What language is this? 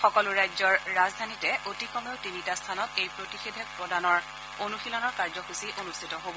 Assamese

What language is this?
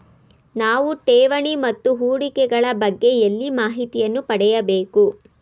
Kannada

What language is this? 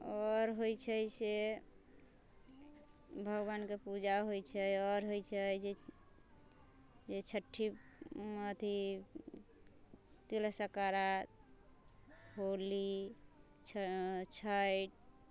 Maithili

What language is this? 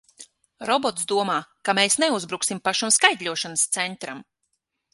Latvian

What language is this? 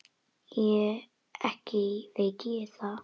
Icelandic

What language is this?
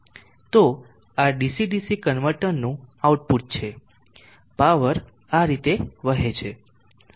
Gujarati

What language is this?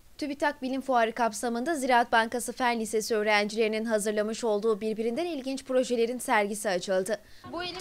Turkish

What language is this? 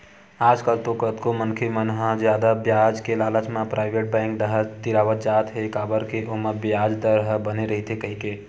Chhattisgarhi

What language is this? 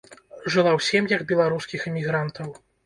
Belarusian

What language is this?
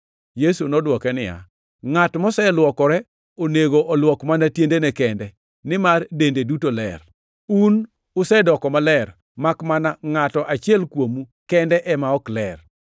Luo (Kenya and Tanzania)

